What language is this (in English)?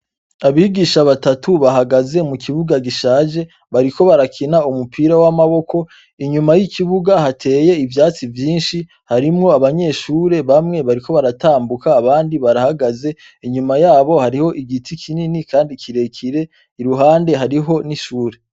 Rundi